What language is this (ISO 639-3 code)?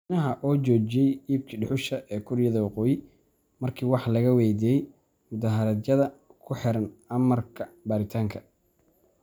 som